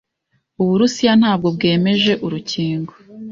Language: Kinyarwanda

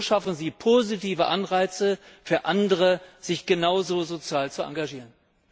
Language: German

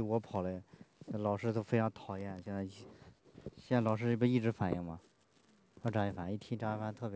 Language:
Chinese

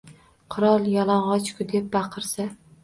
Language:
Uzbek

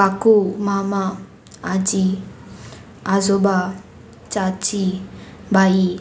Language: Konkani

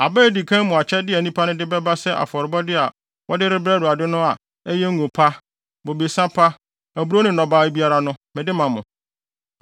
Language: Akan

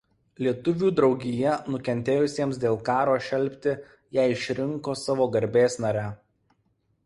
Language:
Lithuanian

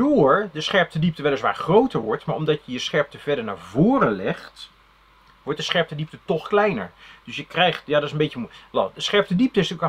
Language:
Dutch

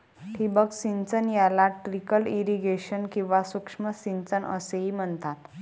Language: Marathi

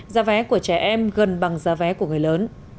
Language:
Vietnamese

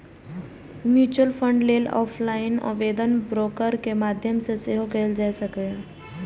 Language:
Maithili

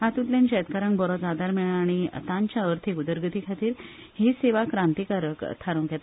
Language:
Konkani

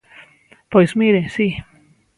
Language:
Galician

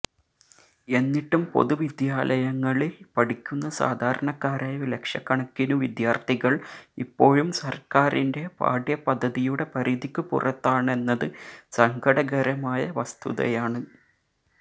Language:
Malayalam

